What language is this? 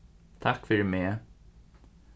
Faroese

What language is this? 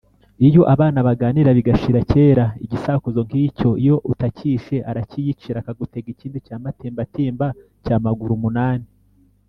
Kinyarwanda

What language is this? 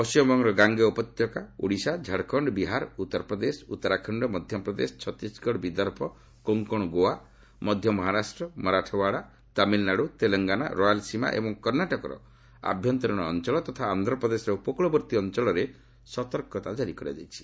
Odia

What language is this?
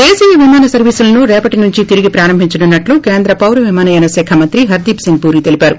Telugu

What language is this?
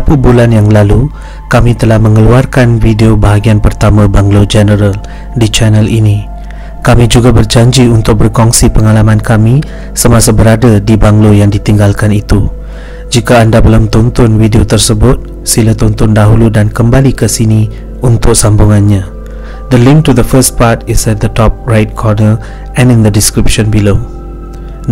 Malay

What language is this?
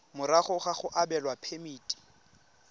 Tswana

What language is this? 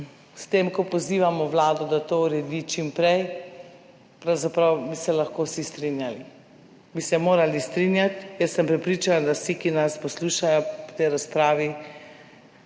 Slovenian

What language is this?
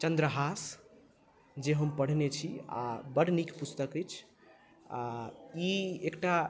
Maithili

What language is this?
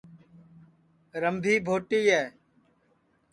Sansi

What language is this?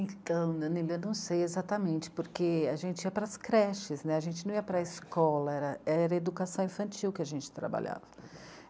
Portuguese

